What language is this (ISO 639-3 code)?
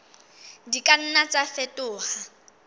sot